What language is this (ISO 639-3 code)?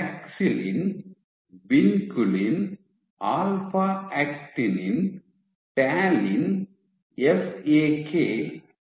kan